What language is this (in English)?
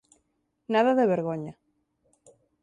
Galician